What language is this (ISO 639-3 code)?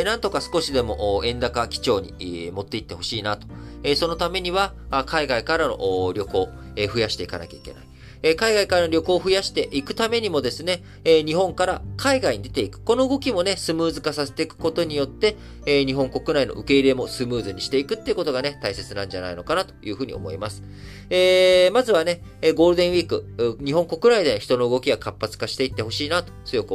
jpn